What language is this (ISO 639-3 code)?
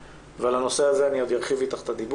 heb